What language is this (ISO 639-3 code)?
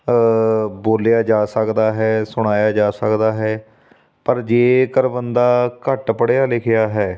pan